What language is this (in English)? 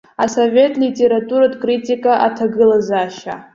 Abkhazian